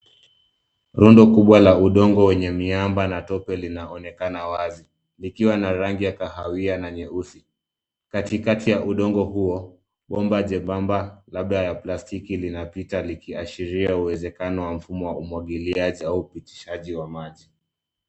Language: Swahili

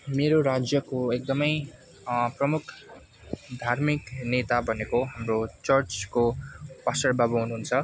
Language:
Nepali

